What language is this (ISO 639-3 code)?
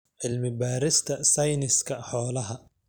som